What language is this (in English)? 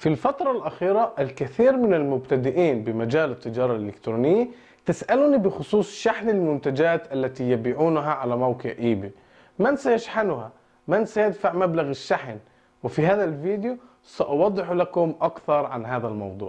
Arabic